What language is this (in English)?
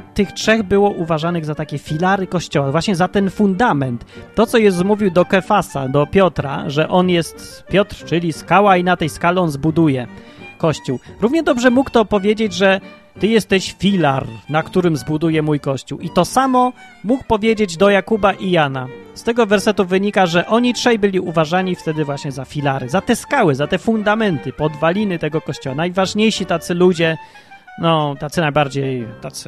Polish